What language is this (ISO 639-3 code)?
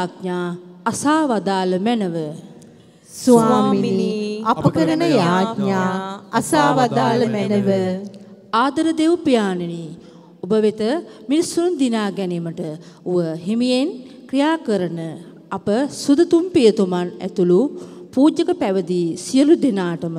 ron